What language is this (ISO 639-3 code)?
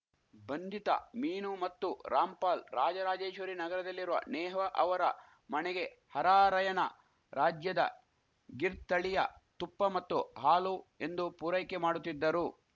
kan